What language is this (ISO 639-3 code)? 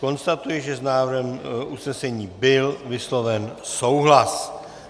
ces